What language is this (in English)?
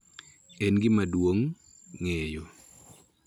Luo (Kenya and Tanzania)